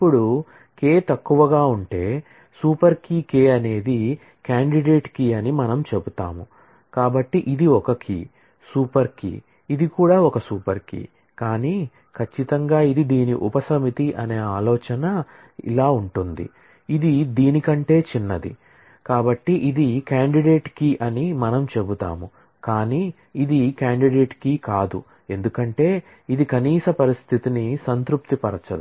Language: Telugu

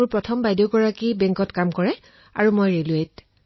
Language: Assamese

